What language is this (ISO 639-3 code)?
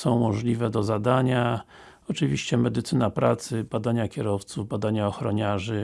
pol